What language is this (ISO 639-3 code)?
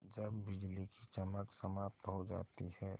hin